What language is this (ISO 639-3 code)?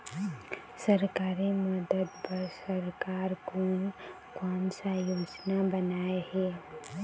hne